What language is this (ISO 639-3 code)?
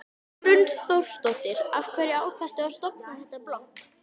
isl